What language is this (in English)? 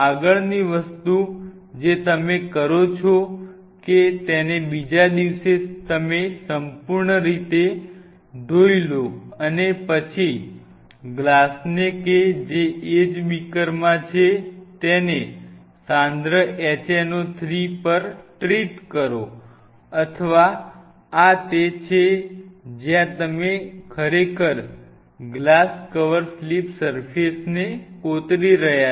Gujarati